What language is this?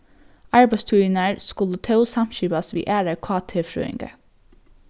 Faroese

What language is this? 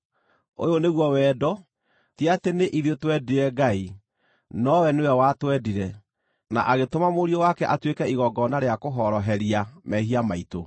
Kikuyu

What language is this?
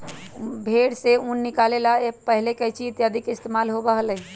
Magahi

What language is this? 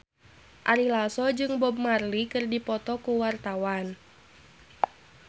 Sundanese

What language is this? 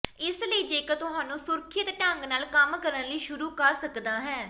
Punjabi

